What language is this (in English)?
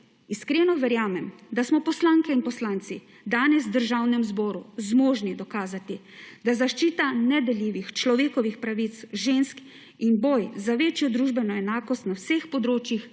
Slovenian